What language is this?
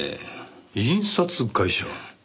Japanese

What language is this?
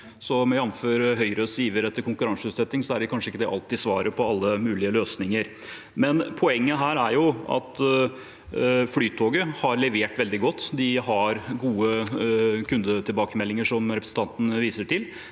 Norwegian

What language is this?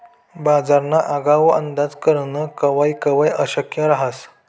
Marathi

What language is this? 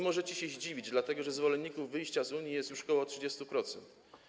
Polish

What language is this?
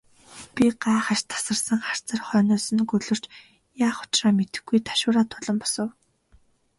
Mongolian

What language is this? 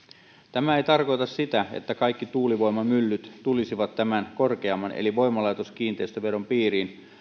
Finnish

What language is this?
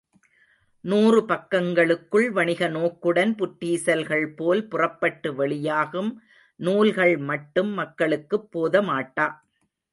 Tamil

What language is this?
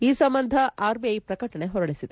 Kannada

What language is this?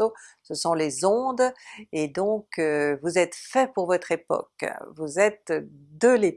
French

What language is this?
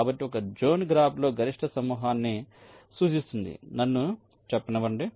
Telugu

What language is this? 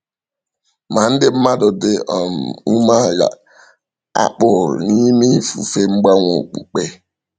Igbo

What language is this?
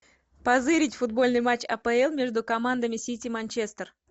Russian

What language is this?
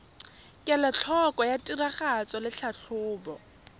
Tswana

